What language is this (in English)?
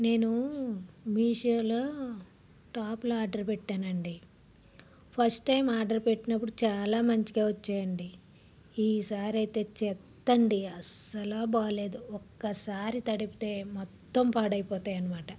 Telugu